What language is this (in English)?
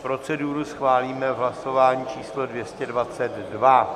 Czech